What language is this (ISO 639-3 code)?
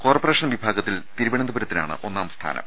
mal